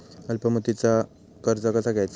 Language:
Marathi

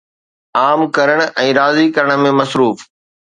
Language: Sindhi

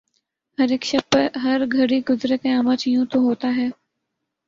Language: Urdu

